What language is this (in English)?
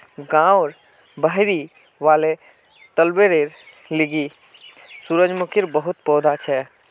Magahi